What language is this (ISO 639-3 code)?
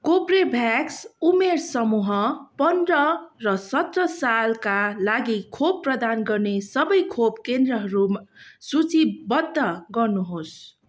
nep